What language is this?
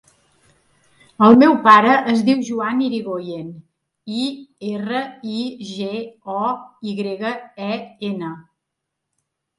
Catalan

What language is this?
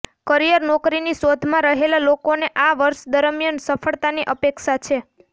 Gujarati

